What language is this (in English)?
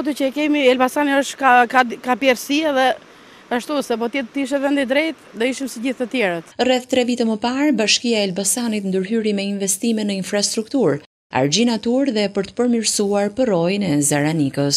Romanian